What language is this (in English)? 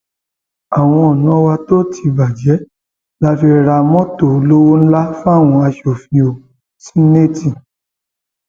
Yoruba